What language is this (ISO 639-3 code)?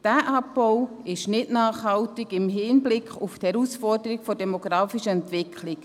gsw